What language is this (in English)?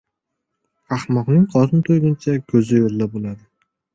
Uzbek